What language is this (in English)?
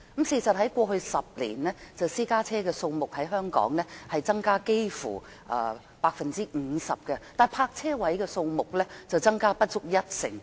Cantonese